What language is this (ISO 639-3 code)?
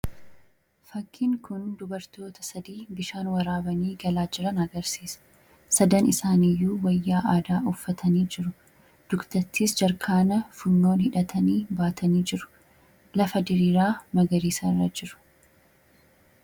orm